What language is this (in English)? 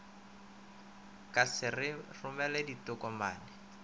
Northern Sotho